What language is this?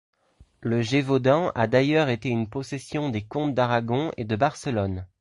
French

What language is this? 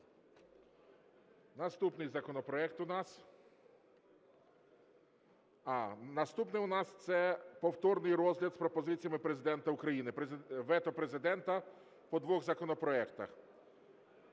Ukrainian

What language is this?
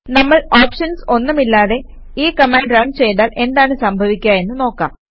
Malayalam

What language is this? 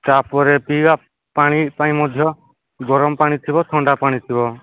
Odia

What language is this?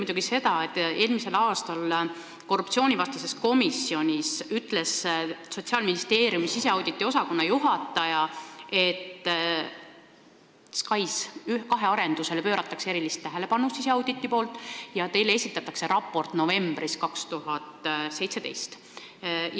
Estonian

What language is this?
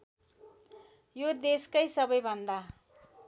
Nepali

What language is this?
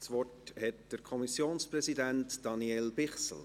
Swiss German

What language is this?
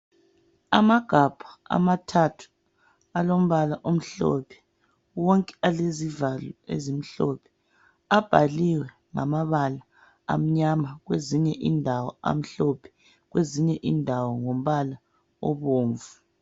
North Ndebele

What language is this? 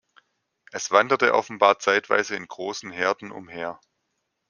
German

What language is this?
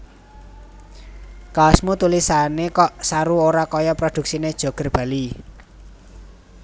Javanese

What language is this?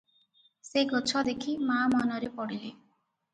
Odia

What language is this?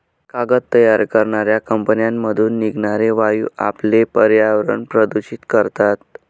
Marathi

